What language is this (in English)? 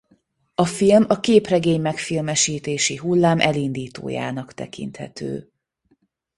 Hungarian